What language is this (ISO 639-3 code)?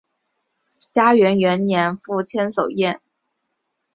zho